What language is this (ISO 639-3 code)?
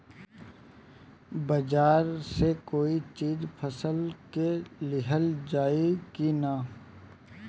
bho